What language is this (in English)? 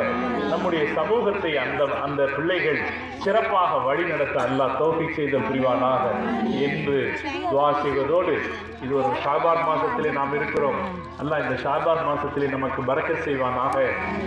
Arabic